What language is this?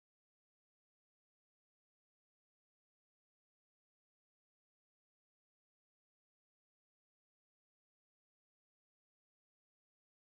Luo (Kenya and Tanzania)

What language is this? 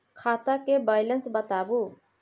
Maithili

